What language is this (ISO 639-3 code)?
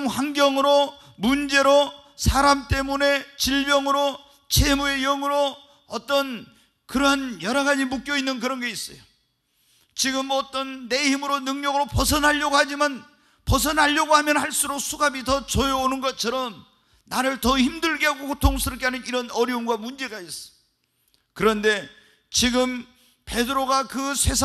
kor